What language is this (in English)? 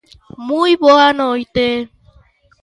Galician